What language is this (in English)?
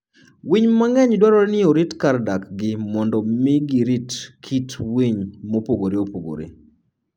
Luo (Kenya and Tanzania)